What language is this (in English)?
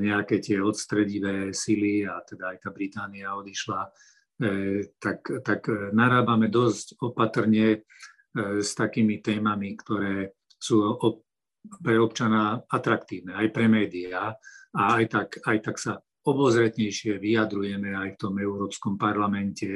Slovak